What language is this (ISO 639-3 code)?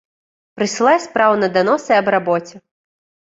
bel